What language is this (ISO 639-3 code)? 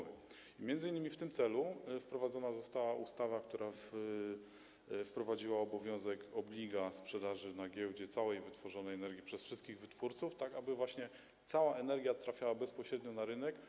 pol